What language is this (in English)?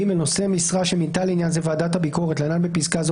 Hebrew